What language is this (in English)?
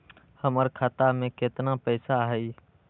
Magahi